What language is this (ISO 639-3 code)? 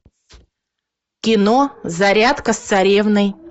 rus